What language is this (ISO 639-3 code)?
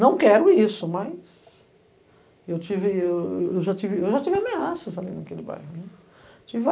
por